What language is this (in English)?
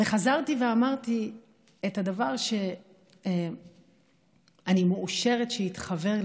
Hebrew